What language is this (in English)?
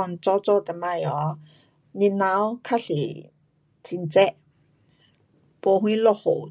Pu-Xian Chinese